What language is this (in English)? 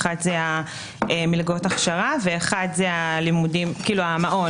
Hebrew